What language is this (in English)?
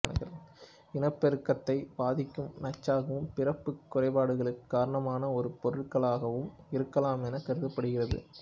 Tamil